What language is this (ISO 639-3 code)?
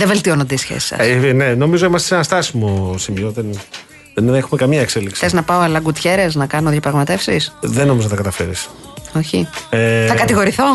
ell